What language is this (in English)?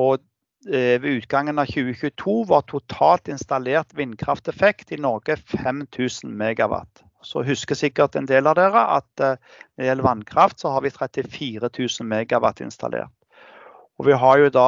Norwegian